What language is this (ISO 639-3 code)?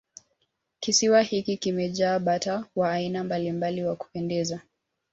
swa